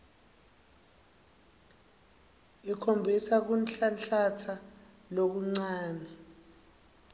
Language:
Swati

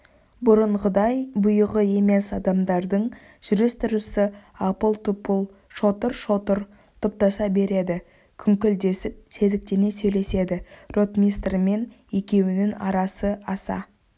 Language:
Kazakh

